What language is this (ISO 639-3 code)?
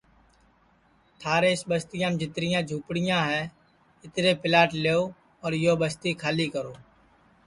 ssi